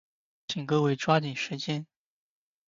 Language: Chinese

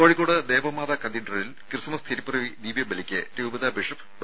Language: Malayalam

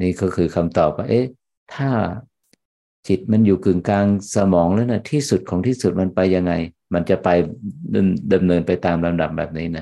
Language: Thai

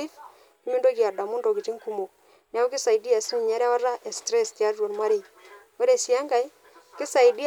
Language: Masai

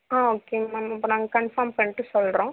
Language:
Tamil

